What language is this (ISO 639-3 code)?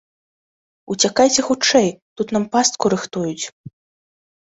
bel